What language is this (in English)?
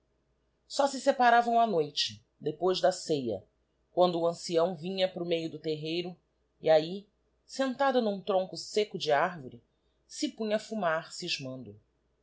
Portuguese